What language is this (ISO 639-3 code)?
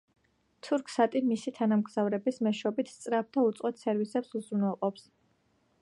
kat